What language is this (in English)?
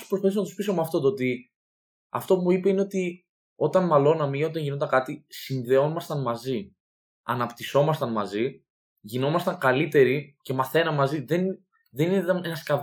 Greek